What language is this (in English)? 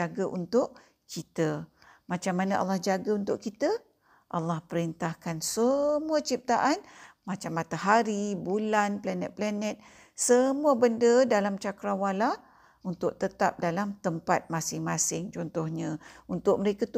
Malay